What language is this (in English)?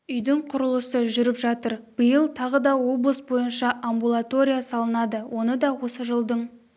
Kazakh